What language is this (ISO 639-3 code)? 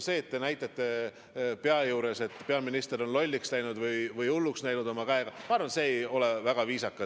est